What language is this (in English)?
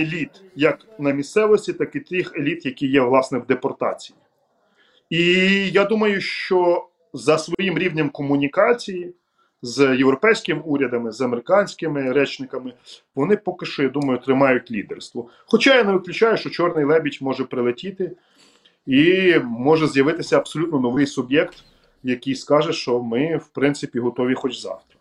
Ukrainian